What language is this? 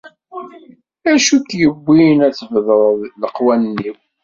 Kabyle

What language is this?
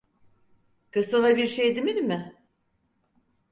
Turkish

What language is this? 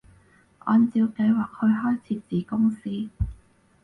Cantonese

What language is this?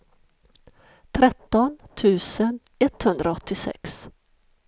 Swedish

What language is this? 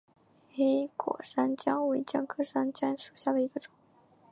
Chinese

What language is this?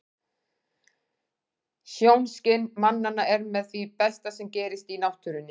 Icelandic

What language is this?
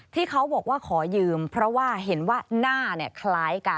Thai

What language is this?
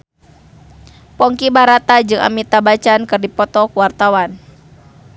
Sundanese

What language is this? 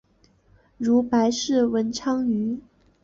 Chinese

